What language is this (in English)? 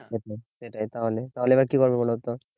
Bangla